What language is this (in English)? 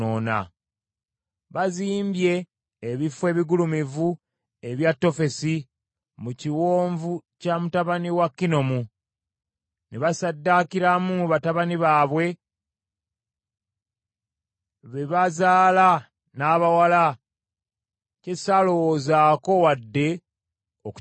Ganda